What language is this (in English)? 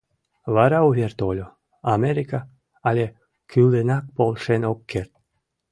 Mari